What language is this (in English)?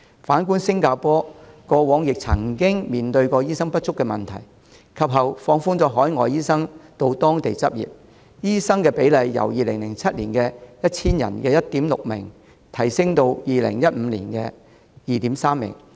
Cantonese